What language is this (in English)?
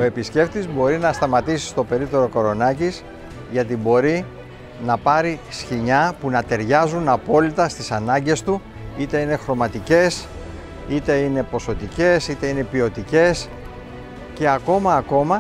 Greek